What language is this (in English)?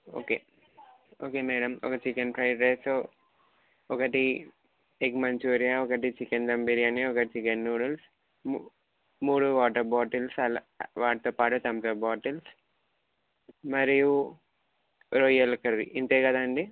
Telugu